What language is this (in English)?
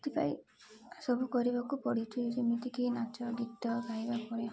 Odia